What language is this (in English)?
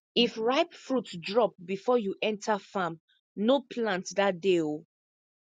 Nigerian Pidgin